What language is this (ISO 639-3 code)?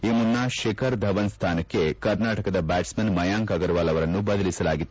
kan